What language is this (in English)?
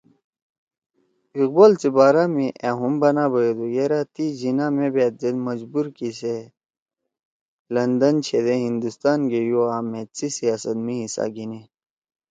Torwali